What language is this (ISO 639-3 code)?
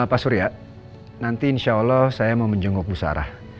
ind